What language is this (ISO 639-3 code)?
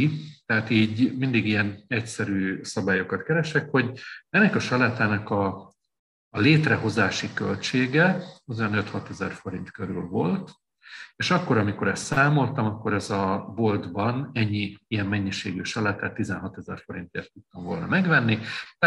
hun